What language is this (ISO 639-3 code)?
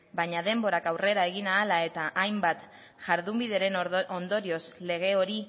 eus